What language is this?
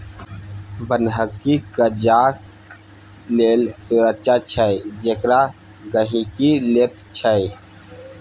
Maithili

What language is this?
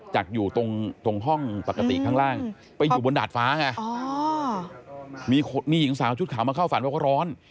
Thai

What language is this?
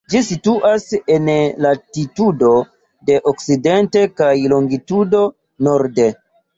Esperanto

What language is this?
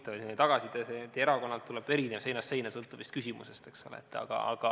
Estonian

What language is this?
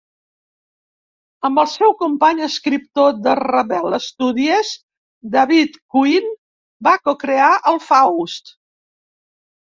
Catalan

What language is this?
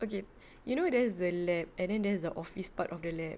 English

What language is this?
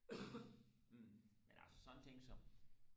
Danish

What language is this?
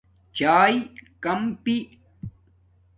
Domaaki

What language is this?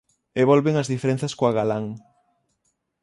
Galician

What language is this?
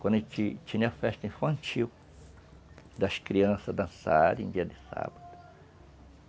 Portuguese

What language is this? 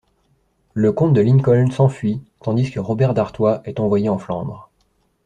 French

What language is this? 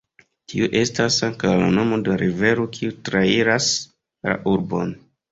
Esperanto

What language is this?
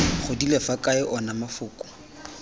Tswana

